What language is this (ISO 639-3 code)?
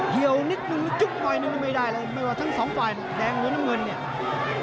tha